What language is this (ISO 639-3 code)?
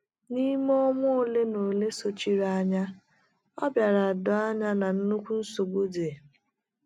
ibo